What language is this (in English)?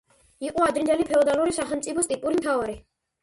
Georgian